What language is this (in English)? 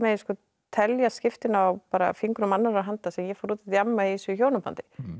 Icelandic